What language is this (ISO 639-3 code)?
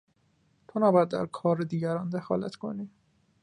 fas